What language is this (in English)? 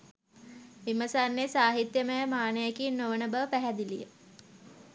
Sinhala